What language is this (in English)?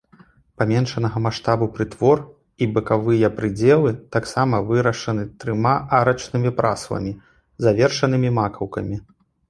Belarusian